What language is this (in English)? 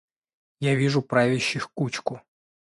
Russian